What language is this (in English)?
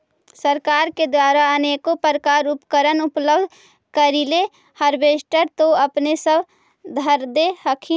Magahi